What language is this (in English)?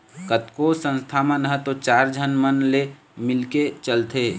Chhattisgarhi